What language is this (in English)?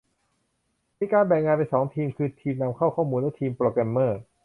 Thai